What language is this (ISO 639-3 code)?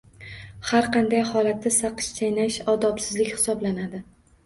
uzb